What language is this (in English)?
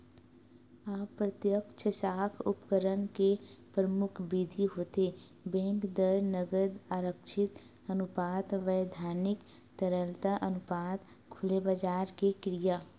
Chhattisgarhi